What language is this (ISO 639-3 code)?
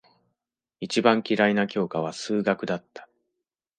jpn